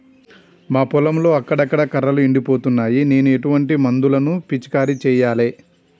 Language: Telugu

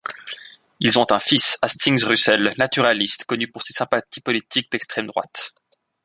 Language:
French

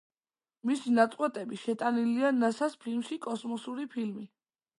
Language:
Georgian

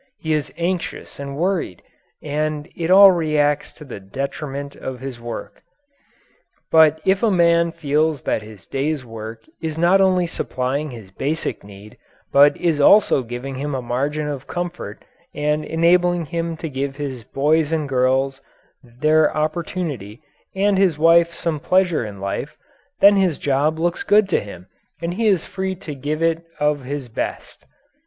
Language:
English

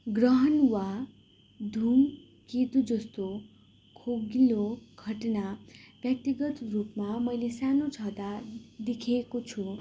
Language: Nepali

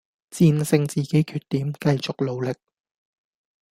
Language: Cantonese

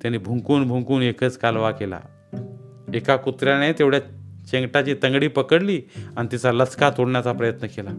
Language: Marathi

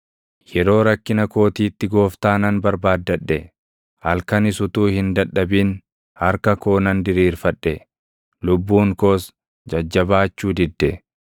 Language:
Oromo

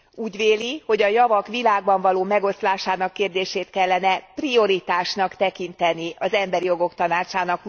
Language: Hungarian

